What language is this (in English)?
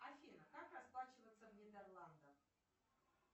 Russian